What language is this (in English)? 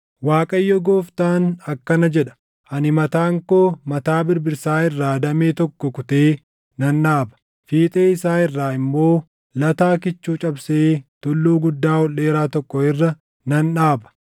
Oromo